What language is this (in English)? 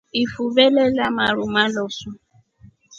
Rombo